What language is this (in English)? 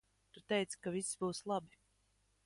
Latvian